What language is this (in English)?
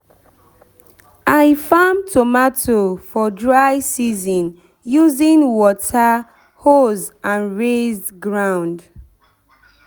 Nigerian Pidgin